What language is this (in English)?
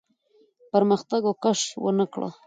Pashto